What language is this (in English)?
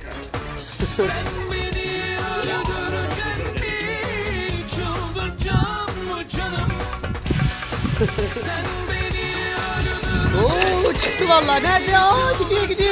Turkish